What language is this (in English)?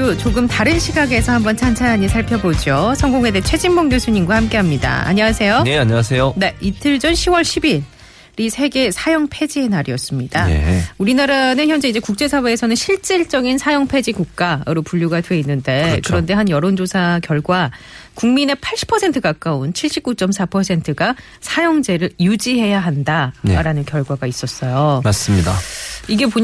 Korean